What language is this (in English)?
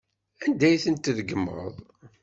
Kabyle